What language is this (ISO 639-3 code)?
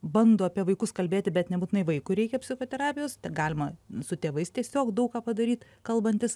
lit